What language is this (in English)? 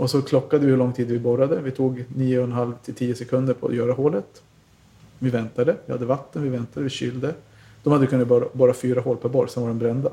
Swedish